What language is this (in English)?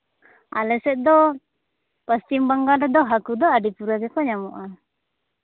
Santali